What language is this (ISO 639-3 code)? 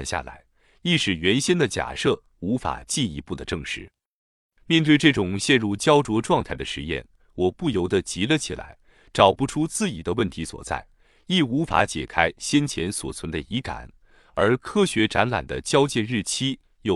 zho